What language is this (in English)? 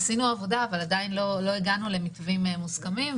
Hebrew